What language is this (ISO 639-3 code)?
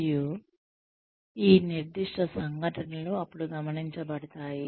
tel